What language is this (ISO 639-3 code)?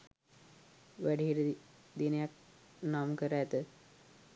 sin